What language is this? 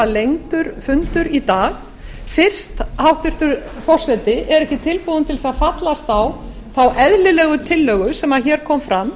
Icelandic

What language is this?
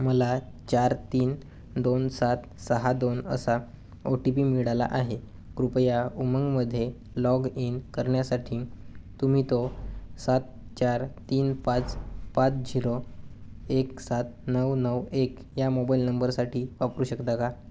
Marathi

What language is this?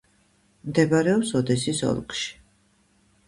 Georgian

